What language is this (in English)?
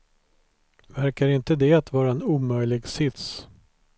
Swedish